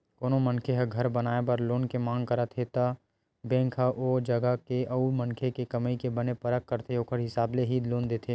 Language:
Chhattisgarhi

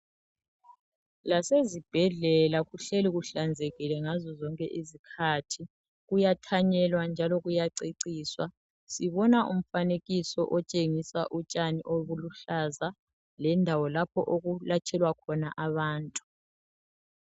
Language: North Ndebele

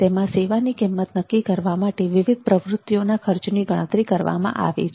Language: Gujarati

